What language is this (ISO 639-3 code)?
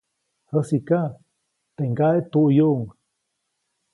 zoc